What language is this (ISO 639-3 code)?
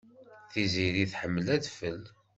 kab